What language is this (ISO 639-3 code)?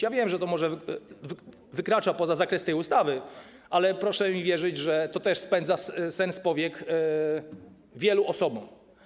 pol